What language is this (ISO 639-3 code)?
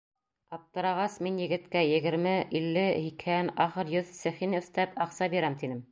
bak